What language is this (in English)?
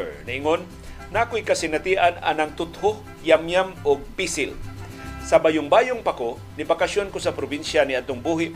Filipino